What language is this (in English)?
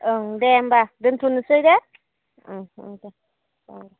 Bodo